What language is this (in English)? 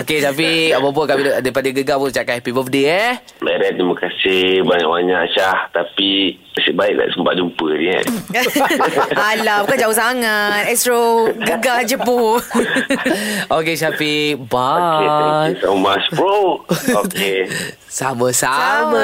Malay